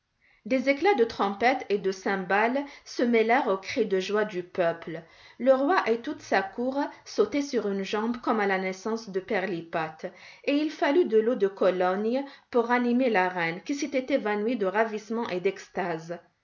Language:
French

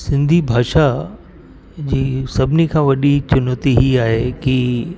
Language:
Sindhi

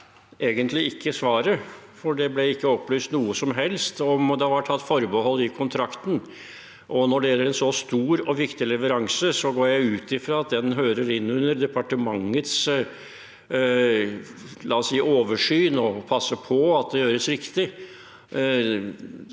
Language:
Norwegian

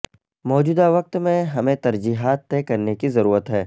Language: Urdu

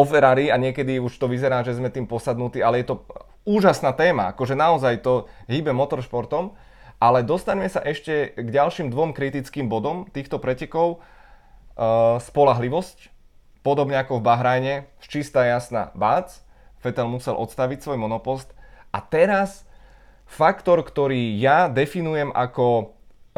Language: Czech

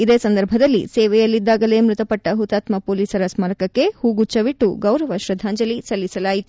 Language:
Kannada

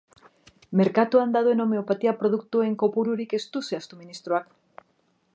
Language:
Basque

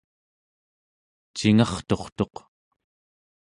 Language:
Central Yupik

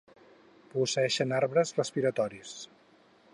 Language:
Catalan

